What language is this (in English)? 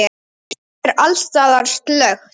Icelandic